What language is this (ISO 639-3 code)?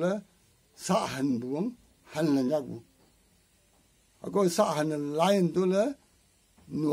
ara